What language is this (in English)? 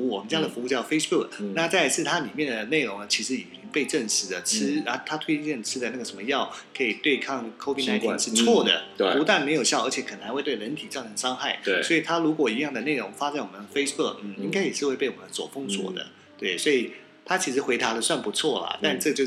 Chinese